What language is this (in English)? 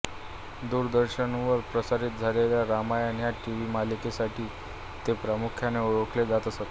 Marathi